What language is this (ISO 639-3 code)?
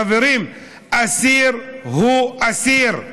heb